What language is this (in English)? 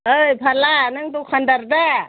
Bodo